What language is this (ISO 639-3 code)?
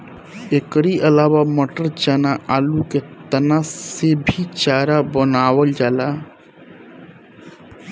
bho